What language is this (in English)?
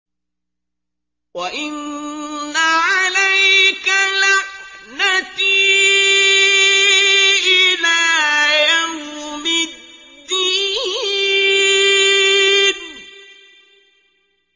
Arabic